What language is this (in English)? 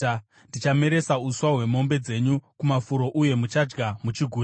Shona